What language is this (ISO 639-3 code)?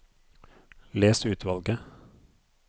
nor